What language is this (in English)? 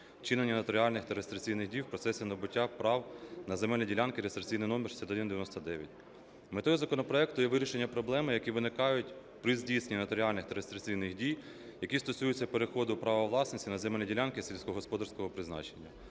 Ukrainian